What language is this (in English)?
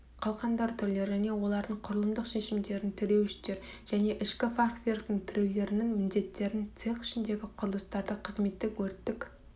Kazakh